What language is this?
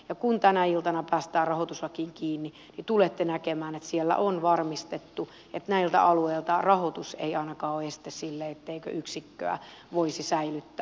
Finnish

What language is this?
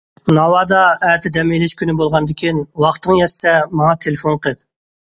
Uyghur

